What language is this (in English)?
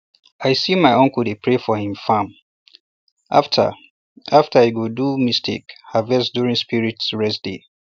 Nigerian Pidgin